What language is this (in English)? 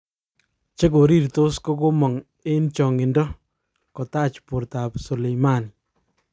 Kalenjin